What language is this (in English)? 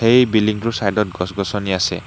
Assamese